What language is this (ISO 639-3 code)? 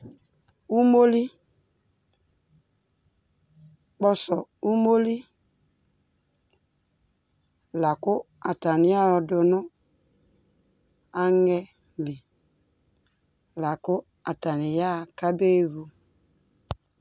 kpo